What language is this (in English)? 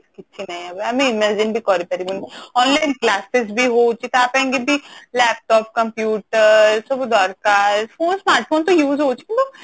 Odia